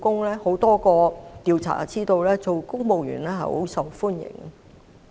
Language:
Cantonese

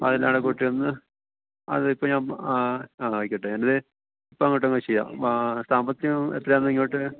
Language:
Malayalam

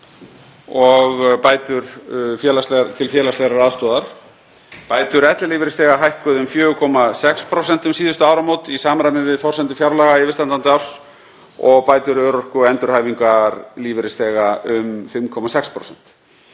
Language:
Icelandic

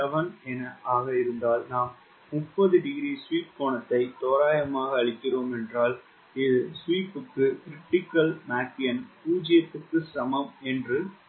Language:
Tamil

